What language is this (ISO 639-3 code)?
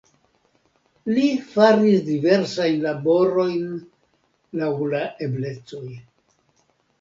epo